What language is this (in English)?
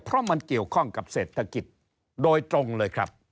Thai